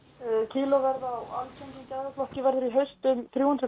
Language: Icelandic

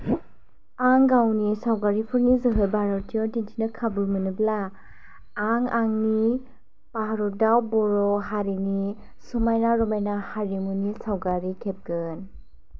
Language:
Bodo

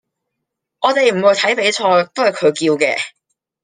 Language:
Cantonese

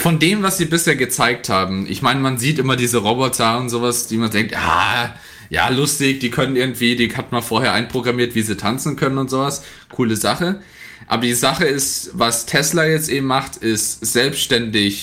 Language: German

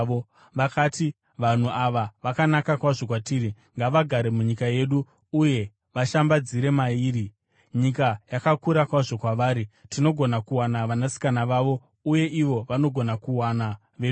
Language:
Shona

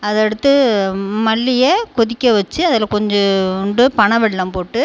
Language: Tamil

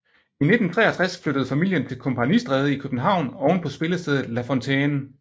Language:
Danish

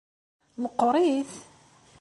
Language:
Kabyle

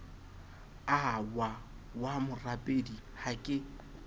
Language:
Southern Sotho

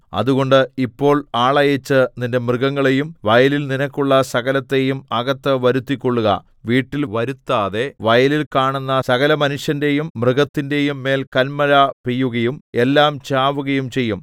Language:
Malayalam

